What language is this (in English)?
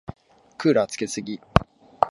Japanese